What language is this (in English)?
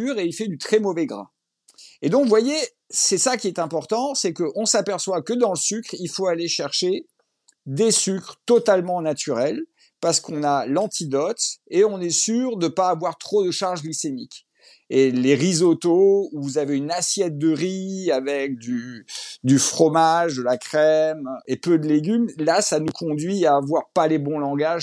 French